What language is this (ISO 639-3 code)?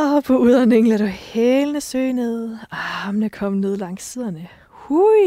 dan